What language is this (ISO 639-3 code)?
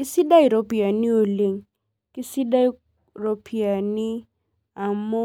mas